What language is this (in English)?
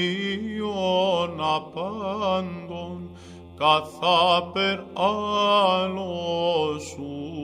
Greek